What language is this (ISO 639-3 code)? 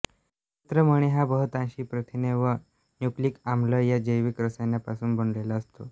mar